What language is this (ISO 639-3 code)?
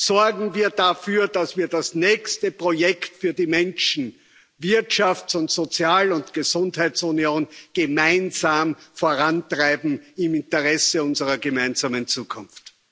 deu